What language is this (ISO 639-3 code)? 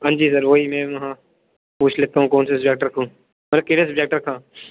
doi